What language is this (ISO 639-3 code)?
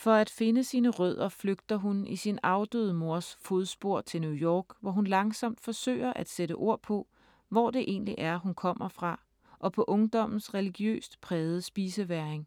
dan